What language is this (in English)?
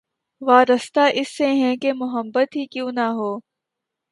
Urdu